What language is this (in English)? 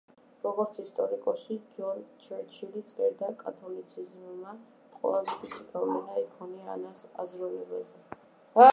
Georgian